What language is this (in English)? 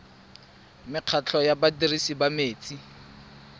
Tswana